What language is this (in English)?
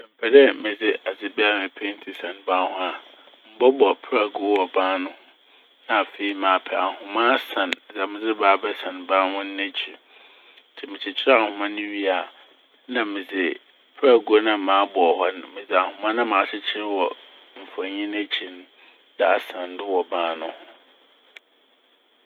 Akan